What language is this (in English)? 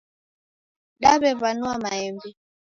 Taita